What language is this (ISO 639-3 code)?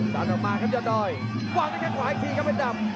tha